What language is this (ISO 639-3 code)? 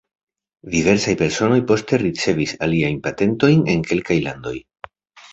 epo